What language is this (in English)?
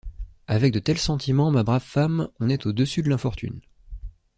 French